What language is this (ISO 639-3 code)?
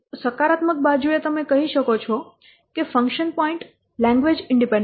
guj